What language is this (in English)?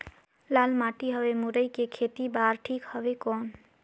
Chhattisgarhi